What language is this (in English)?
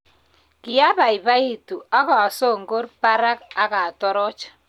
Kalenjin